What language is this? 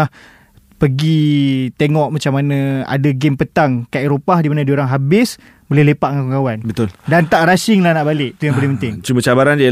Malay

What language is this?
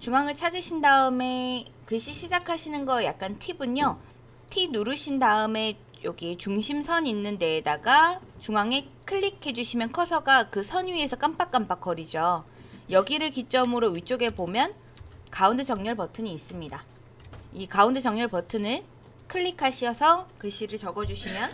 Korean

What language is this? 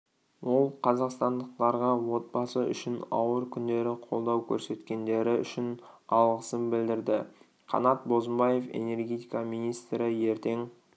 Kazakh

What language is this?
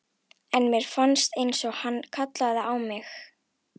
Icelandic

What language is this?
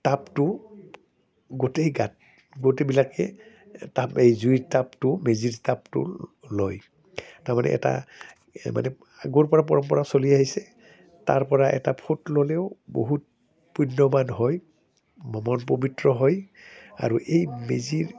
Assamese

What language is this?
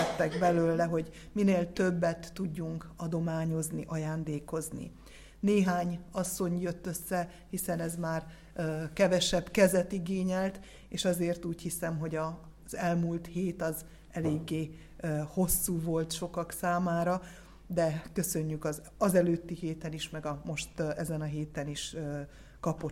Hungarian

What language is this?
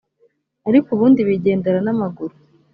Kinyarwanda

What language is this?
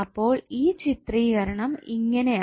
Malayalam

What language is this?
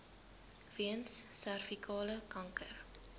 Afrikaans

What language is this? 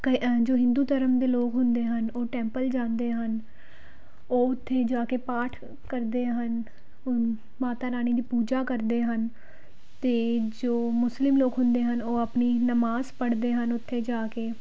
Punjabi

